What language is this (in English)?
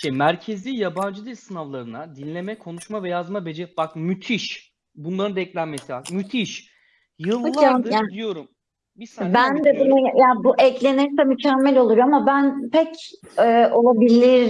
Turkish